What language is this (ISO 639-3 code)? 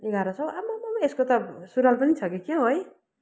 nep